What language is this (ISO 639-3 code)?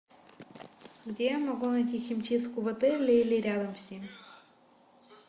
rus